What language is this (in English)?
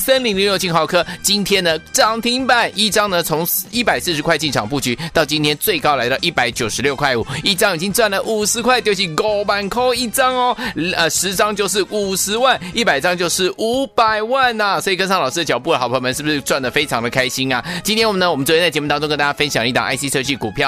Chinese